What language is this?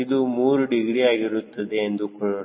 Kannada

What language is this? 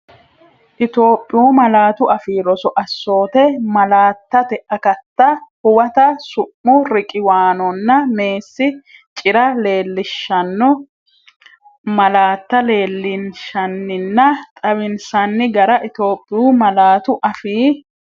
Sidamo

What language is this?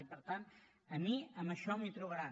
Catalan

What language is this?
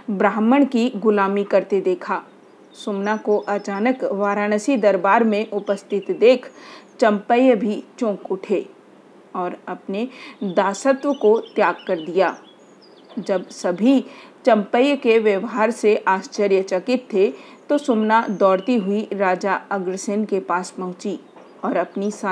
Hindi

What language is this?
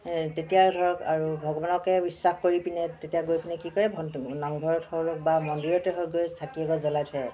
Assamese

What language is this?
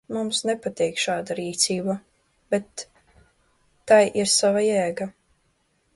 Latvian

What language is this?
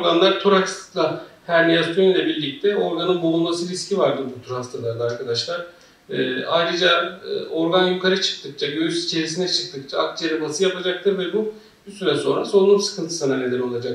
Turkish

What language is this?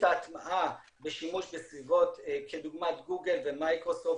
Hebrew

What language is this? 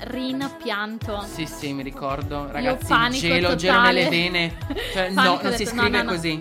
Italian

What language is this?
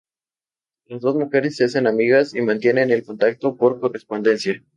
Spanish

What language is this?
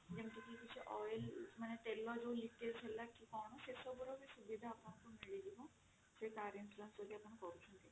Odia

